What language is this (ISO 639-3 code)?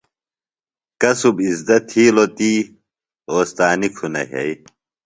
phl